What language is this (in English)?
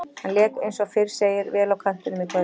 Icelandic